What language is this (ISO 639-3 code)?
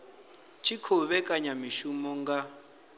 ven